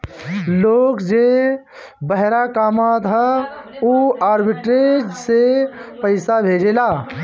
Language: Bhojpuri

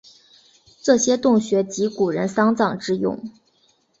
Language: Chinese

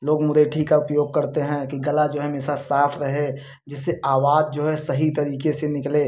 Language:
Hindi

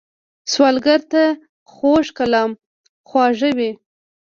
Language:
Pashto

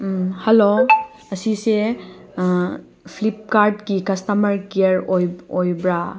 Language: Manipuri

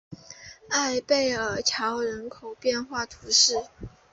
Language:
Chinese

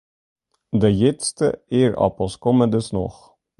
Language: Western Frisian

